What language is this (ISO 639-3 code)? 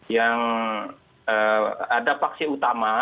ind